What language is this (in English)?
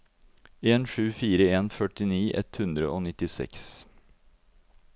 Norwegian